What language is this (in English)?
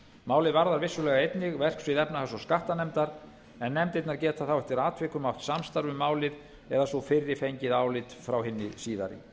Icelandic